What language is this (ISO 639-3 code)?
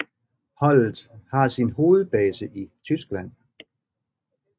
dan